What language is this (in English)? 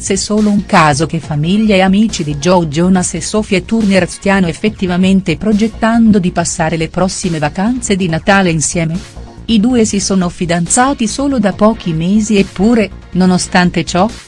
Italian